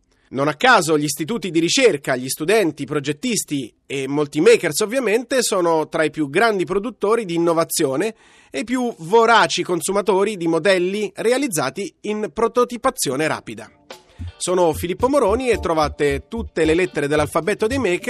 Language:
Italian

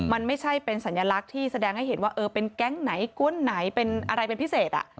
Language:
Thai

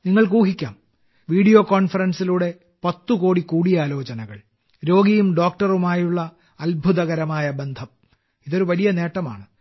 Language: Malayalam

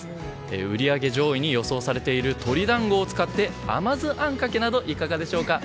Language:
Japanese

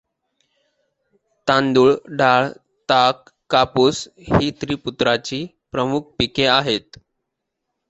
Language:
Marathi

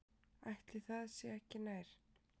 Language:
Icelandic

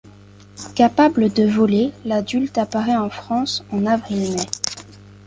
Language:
French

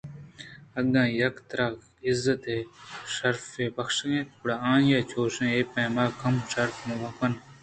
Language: Eastern Balochi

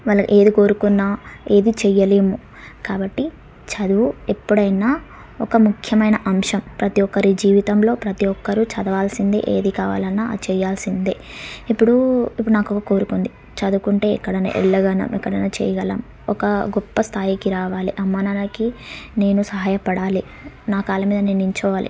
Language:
Telugu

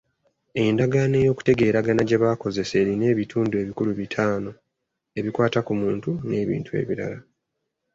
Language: Ganda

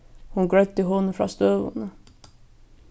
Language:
Faroese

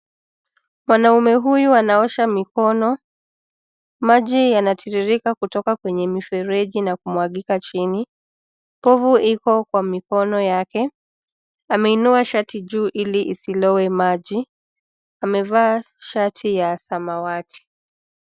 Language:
Swahili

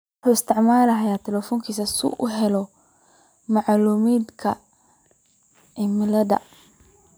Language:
Somali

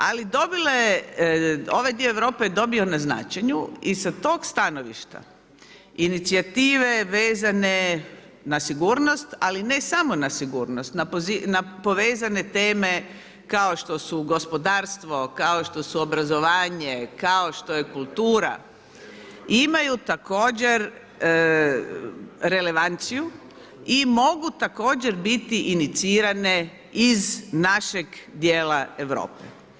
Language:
Croatian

